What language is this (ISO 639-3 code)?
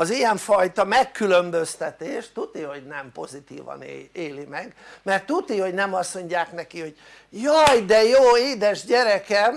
hun